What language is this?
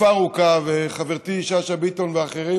Hebrew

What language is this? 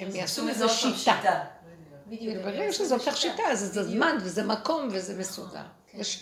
Hebrew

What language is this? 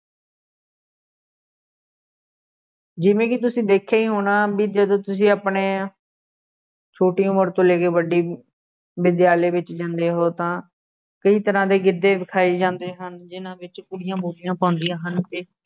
Punjabi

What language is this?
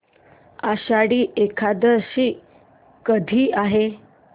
Marathi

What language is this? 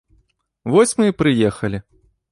Belarusian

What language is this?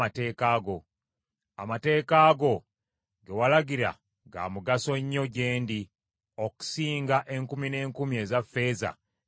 Ganda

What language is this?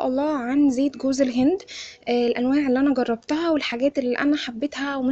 Arabic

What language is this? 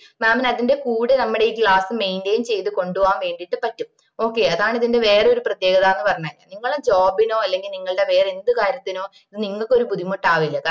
Malayalam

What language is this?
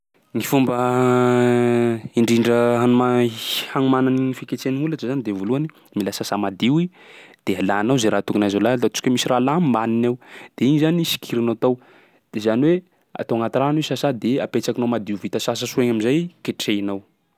Sakalava Malagasy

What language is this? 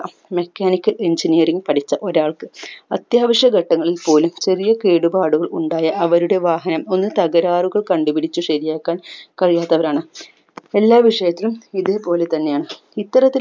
Malayalam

